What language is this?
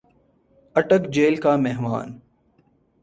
Urdu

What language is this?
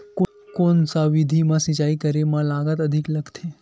Chhattisgarhi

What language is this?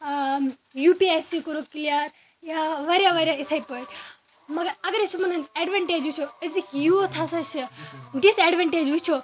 Kashmiri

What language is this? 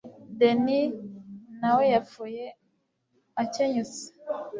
Kinyarwanda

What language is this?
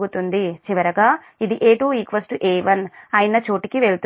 Telugu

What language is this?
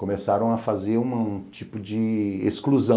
Portuguese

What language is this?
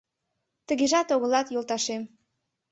Mari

